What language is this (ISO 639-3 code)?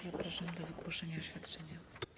pol